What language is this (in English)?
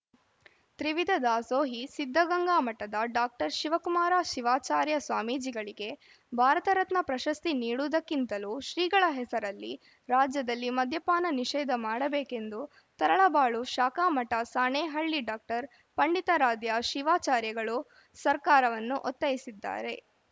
Kannada